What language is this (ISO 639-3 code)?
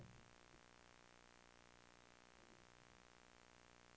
swe